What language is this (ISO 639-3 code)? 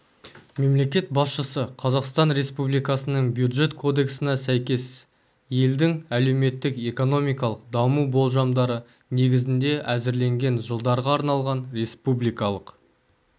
kaz